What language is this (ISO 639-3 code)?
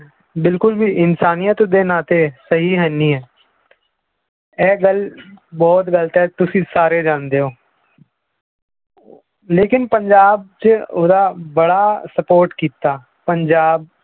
pan